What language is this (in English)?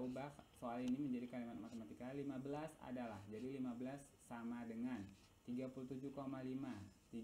Indonesian